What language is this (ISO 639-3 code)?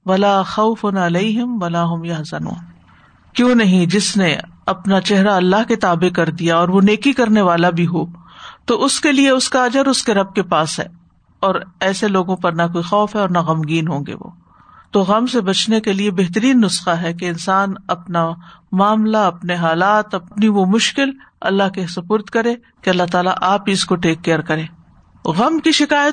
urd